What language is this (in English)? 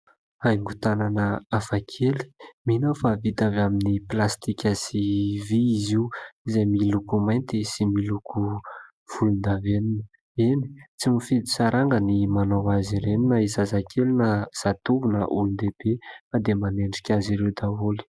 Malagasy